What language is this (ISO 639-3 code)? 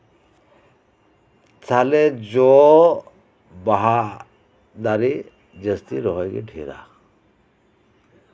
sat